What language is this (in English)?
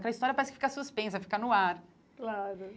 Portuguese